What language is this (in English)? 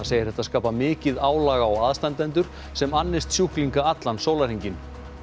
Icelandic